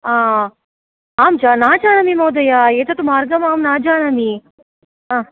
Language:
Sanskrit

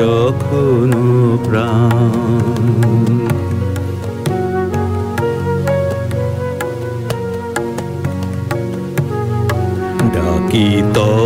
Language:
Hindi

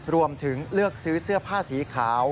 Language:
Thai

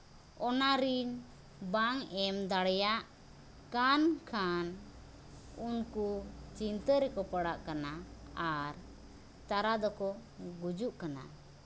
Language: Santali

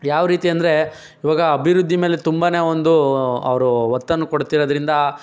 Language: Kannada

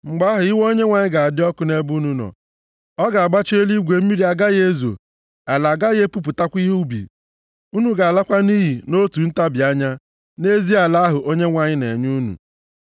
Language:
Igbo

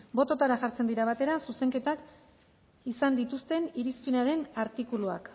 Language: Basque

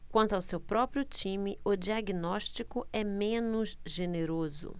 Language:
Portuguese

